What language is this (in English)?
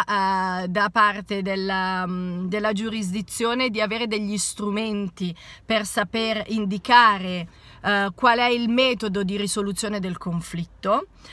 Italian